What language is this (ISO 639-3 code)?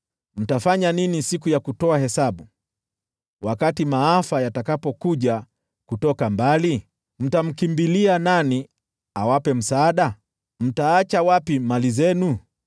swa